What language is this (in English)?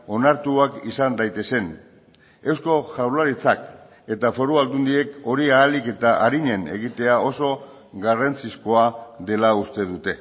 Basque